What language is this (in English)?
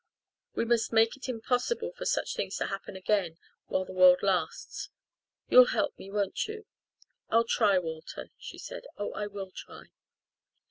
English